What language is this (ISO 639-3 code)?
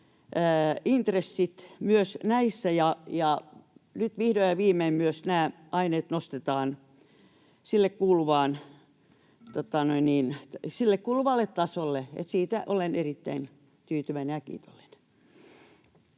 fin